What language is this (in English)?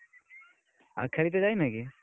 Odia